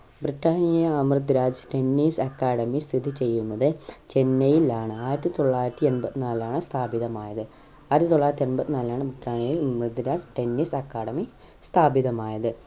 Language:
Malayalam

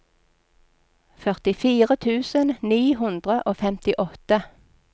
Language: Norwegian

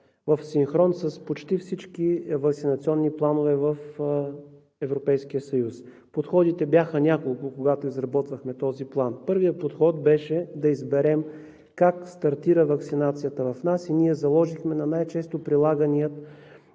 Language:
Bulgarian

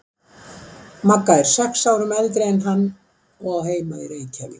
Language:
Icelandic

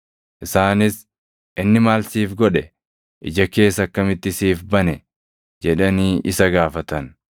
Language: Oromo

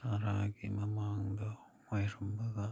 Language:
Manipuri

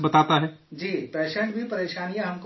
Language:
Urdu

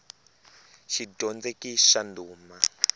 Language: Tsonga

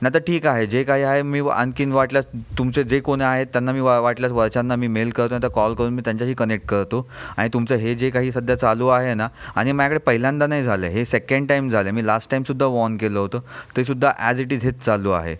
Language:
Marathi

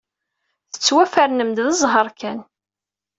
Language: Kabyle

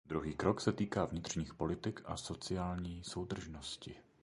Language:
Czech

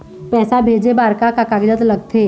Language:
Chhattisgarhi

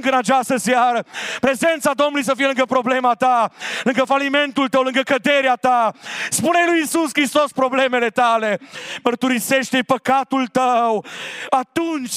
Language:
Romanian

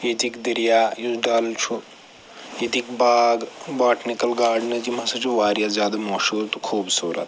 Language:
Kashmiri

